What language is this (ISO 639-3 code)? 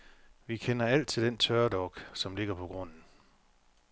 dan